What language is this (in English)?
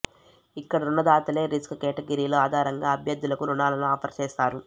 Telugu